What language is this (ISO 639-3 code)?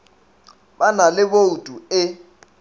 nso